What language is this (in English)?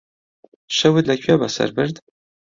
Central Kurdish